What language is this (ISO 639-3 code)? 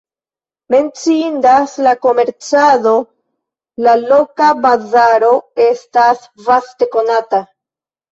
epo